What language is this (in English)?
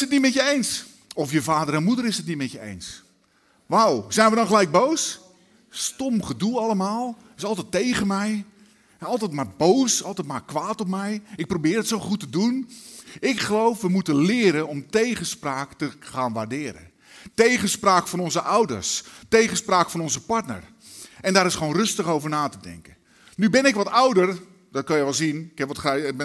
Dutch